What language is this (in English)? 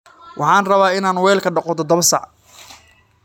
Somali